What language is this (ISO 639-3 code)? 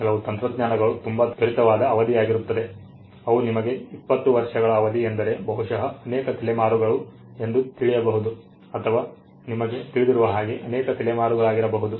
kan